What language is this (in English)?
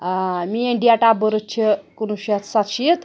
Kashmiri